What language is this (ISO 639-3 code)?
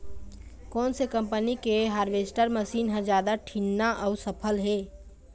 hne